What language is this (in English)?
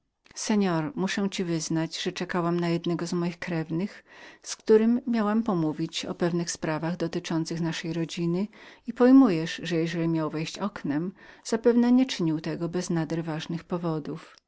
Polish